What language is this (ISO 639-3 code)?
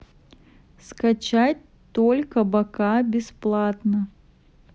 rus